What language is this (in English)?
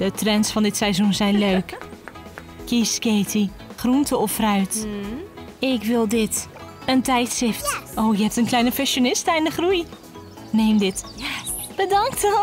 Dutch